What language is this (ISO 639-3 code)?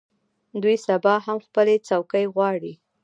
pus